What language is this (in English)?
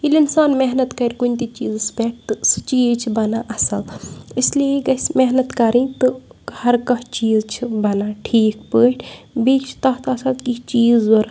Kashmiri